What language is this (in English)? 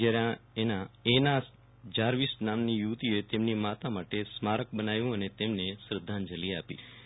Gujarati